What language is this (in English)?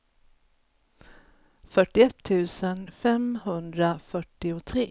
Swedish